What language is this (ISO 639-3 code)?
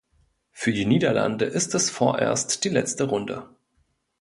deu